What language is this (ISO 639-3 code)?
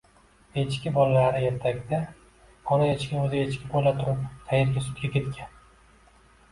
uzb